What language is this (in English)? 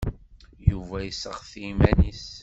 Kabyle